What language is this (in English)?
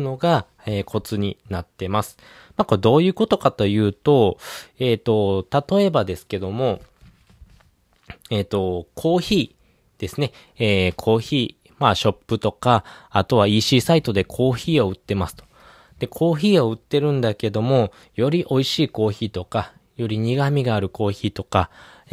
Japanese